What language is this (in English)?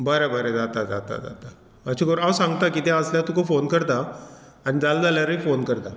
Konkani